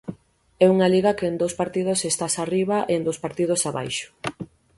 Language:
Galician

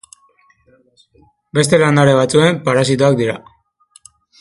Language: Basque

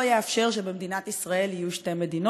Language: Hebrew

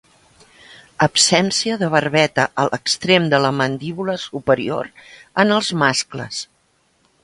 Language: Catalan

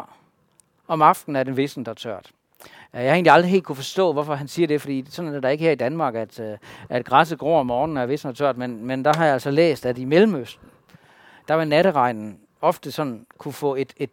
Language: Danish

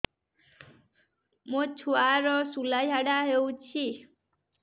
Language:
Odia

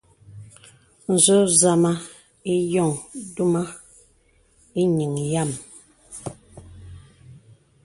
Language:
Bebele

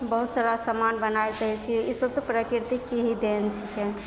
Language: Maithili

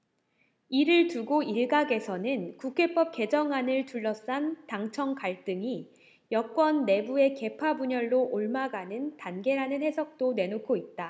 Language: Korean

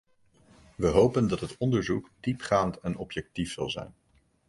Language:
Dutch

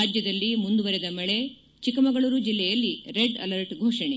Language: Kannada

